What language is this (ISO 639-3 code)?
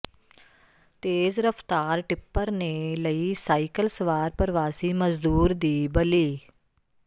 pan